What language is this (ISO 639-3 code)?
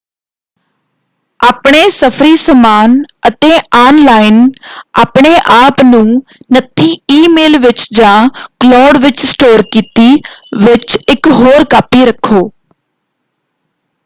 pan